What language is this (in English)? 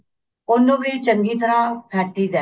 Punjabi